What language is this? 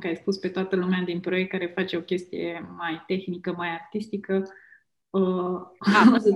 Romanian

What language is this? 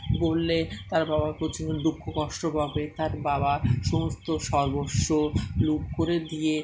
Bangla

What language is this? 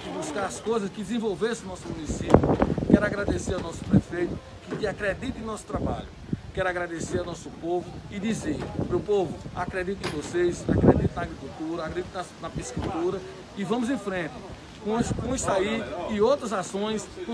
Portuguese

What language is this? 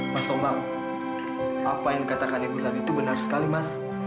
Indonesian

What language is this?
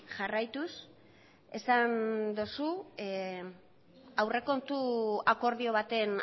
Basque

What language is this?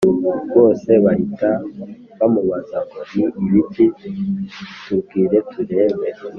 Kinyarwanda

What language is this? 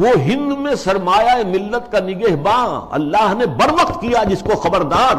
Urdu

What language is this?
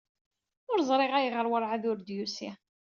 Kabyle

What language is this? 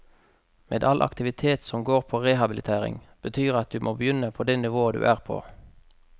Norwegian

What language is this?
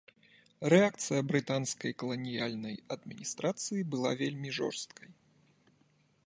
Belarusian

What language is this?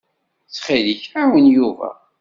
Kabyle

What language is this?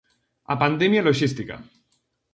Galician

